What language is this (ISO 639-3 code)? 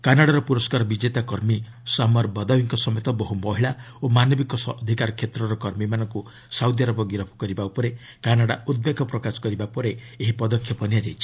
ori